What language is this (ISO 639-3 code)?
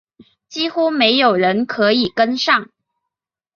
zho